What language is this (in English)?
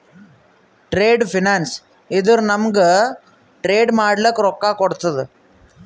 Kannada